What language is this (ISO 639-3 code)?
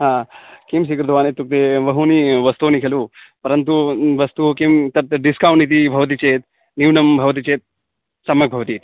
san